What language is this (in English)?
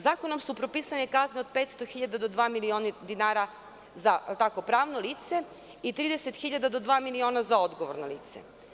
Serbian